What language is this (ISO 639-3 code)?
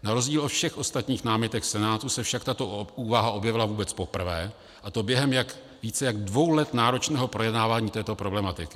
ces